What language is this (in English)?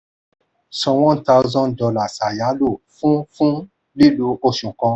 Yoruba